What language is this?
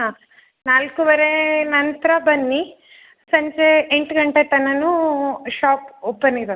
Kannada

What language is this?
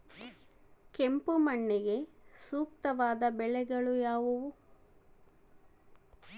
Kannada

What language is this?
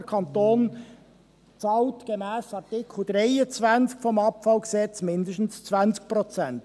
Swiss German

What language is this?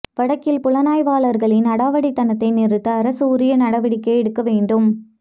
Tamil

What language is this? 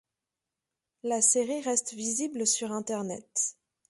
French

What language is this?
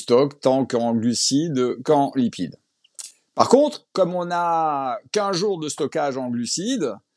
French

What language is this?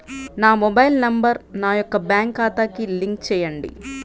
Telugu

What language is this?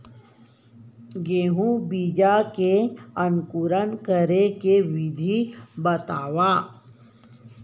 Chhattisgarhi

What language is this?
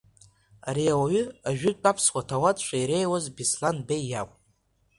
Abkhazian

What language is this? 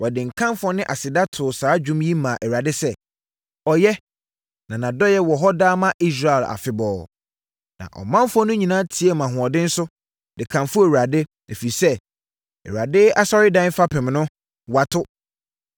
Akan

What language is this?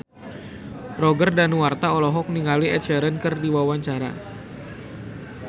Sundanese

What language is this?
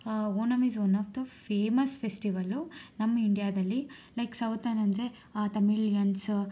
Kannada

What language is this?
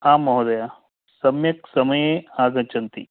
Sanskrit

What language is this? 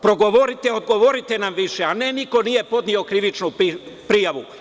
Serbian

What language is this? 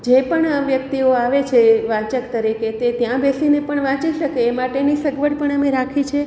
Gujarati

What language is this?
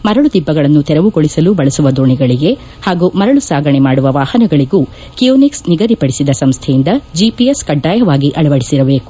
Kannada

